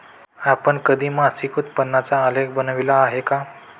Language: Marathi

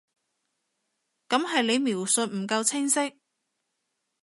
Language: Cantonese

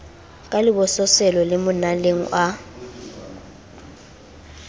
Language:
Southern Sotho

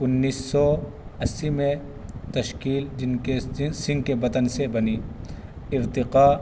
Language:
Urdu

